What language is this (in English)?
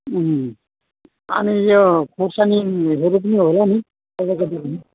Nepali